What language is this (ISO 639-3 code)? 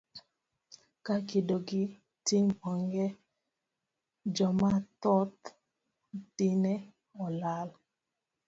luo